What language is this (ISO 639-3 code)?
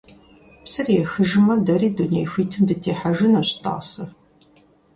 kbd